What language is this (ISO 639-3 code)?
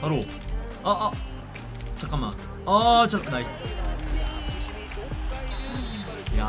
kor